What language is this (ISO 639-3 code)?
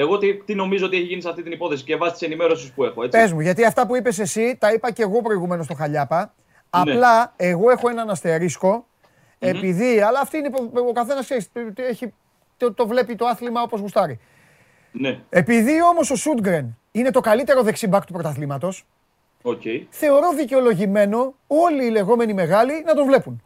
ell